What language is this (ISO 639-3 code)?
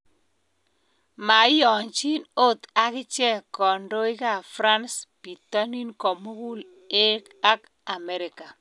kln